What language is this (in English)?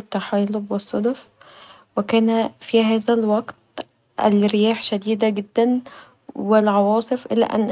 Egyptian Arabic